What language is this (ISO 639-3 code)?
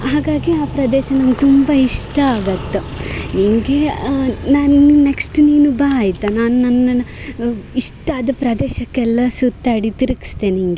kan